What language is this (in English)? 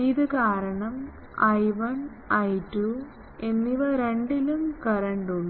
Malayalam